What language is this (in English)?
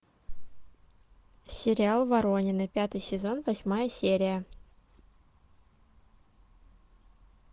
Russian